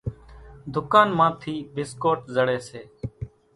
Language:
Kachi Koli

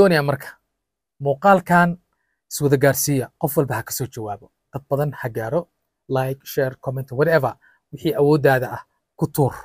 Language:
Arabic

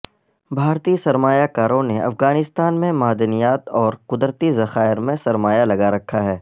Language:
Urdu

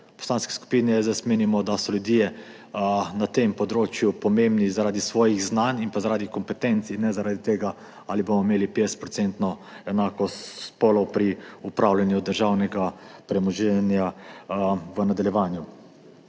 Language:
Slovenian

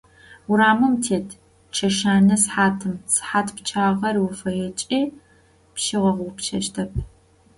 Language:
Adyghe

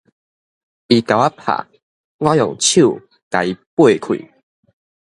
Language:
Min Nan Chinese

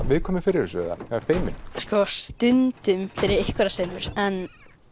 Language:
Icelandic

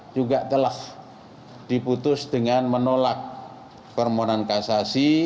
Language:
Indonesian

